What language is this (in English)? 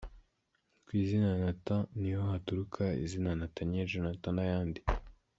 Kinyarwanda